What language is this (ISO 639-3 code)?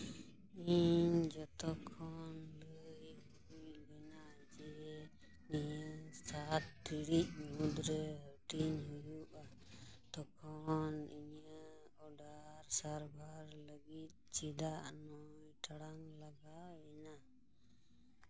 sat